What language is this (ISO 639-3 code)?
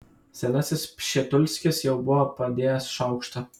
lit